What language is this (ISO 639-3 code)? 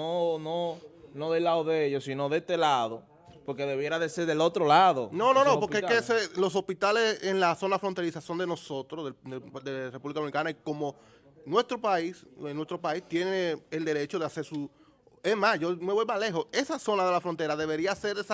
spa